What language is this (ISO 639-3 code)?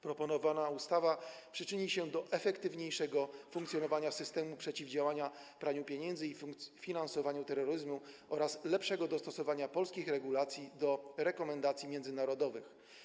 pol